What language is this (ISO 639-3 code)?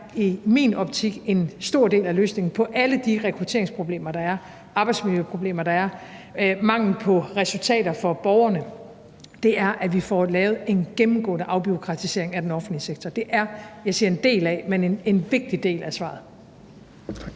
dan